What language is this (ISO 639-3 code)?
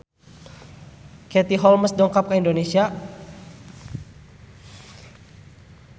sun